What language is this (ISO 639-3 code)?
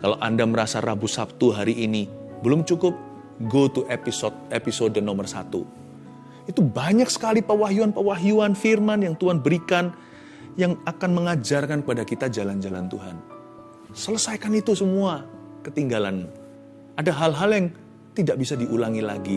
ind